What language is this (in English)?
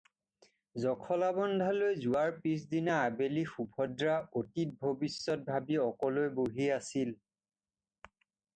Assamese